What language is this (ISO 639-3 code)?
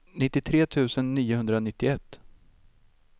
swe